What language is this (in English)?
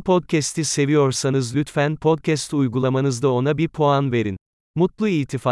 Turkish